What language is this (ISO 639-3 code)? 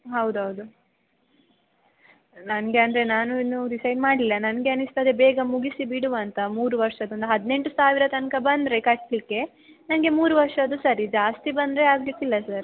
kan